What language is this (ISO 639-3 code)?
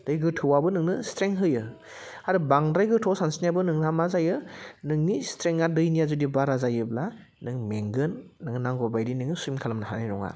brx